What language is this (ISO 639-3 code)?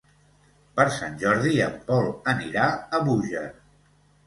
cat